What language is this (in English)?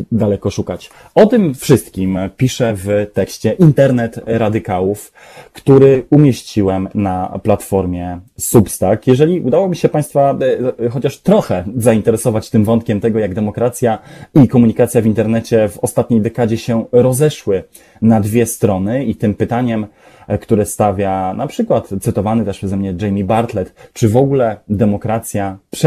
Polish